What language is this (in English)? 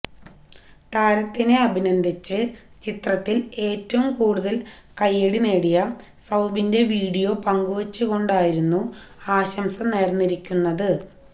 Malayalam